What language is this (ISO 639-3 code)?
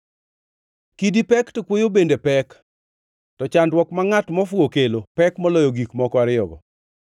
luo